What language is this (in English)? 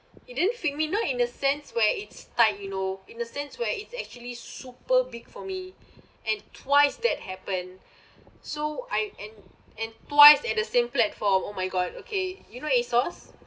English